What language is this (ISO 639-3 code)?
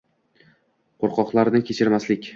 uzb